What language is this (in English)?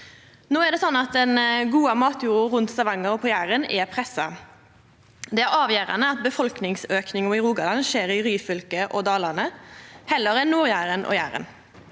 Norwegian